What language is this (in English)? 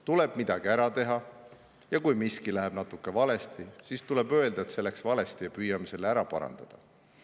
Estonian